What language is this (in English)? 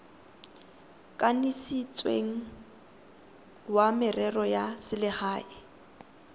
Tswana